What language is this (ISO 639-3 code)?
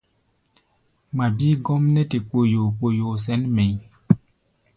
gba